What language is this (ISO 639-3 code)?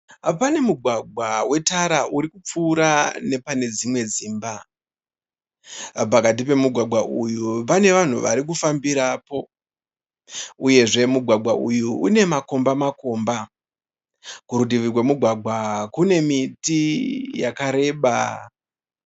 sna